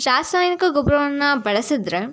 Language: Kannada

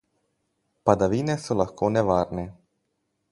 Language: Slovenian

